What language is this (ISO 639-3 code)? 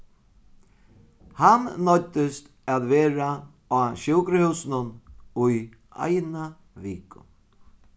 fao